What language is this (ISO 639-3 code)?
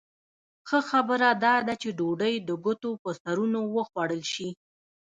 pus